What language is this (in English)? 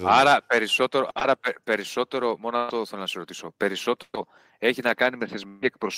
Greek